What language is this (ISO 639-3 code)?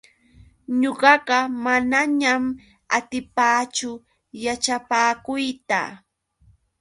qux